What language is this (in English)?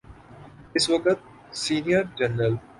Urdu